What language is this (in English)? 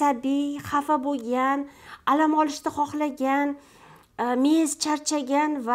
Turkish